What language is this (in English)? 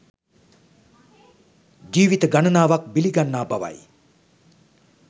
Sinhala